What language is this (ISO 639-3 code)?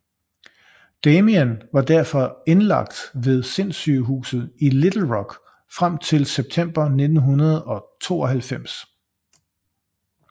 dan